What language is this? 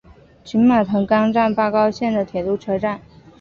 Chinese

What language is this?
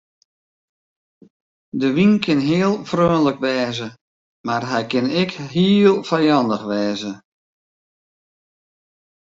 Western Frisian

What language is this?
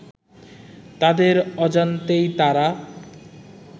Bangla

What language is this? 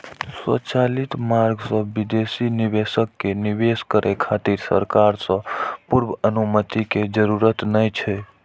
Maithili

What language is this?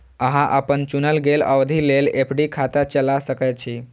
Maithili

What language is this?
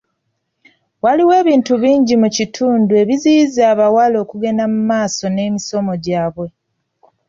Ganda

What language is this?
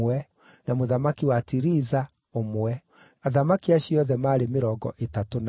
Kikuyu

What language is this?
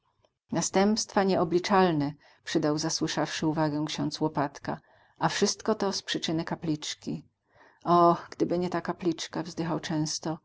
Polish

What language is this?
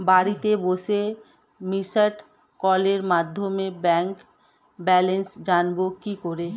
Bangla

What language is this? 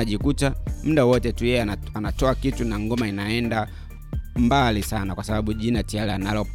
Swahili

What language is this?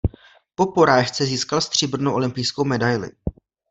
Czech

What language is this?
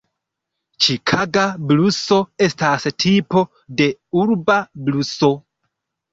Esperanto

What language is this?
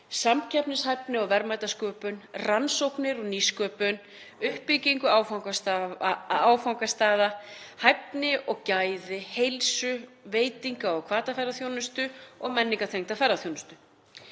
Icelandic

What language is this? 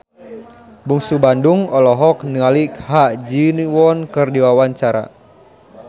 Sundanese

